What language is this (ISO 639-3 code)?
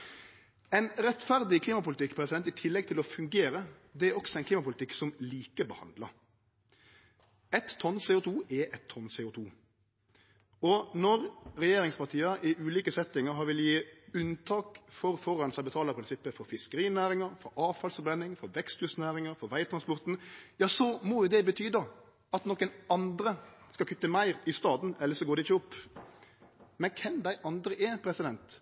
nno